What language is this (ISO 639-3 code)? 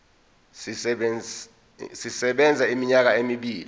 zul